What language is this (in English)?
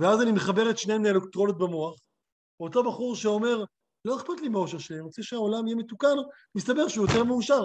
Hebrew